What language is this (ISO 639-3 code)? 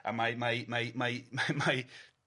cym